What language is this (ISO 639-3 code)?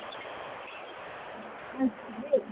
doi